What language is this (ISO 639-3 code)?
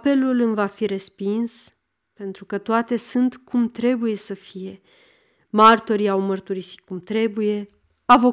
ron